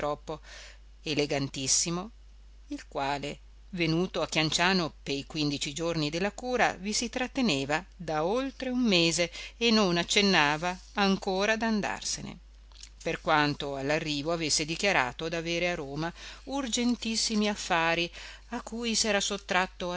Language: Italian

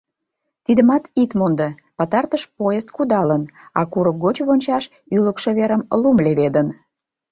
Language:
Mari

